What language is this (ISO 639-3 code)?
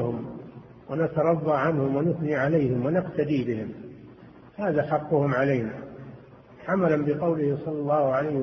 ara